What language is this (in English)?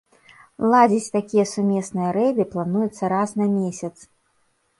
Belarusian